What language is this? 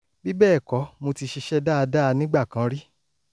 Yoruba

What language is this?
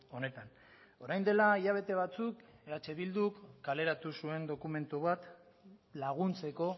Basque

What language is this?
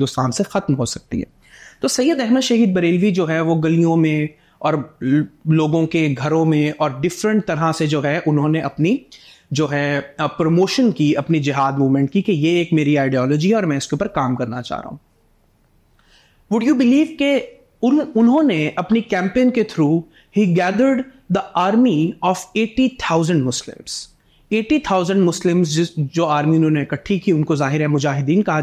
Hindi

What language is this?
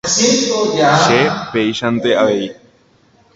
Guarani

